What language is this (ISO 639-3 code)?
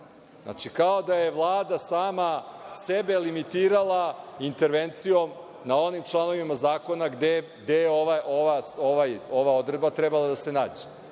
srp